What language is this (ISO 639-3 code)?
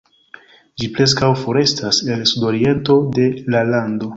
epo